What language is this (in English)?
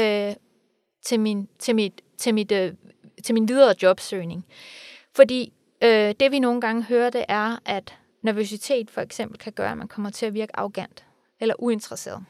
Danish